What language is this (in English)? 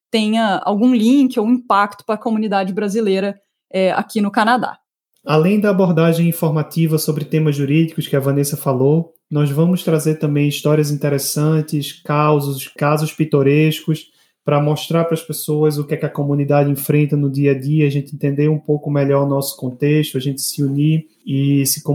Portuguese